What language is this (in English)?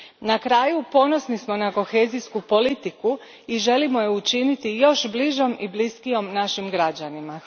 Croatian